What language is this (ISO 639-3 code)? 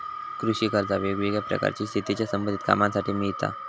mar